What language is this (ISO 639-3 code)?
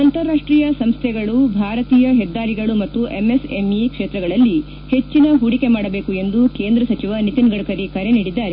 kan